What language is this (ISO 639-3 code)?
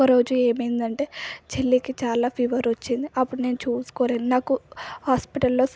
tel